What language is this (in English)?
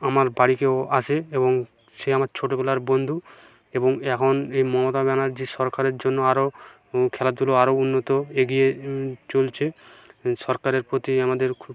Bangla